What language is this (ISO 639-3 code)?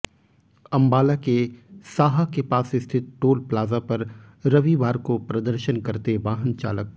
hin